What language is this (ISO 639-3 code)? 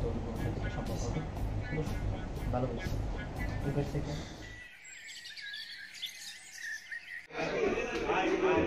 ara